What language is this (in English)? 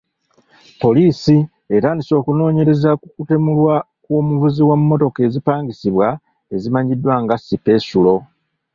Ganda